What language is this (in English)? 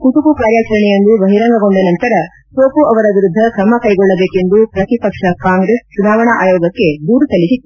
Kannada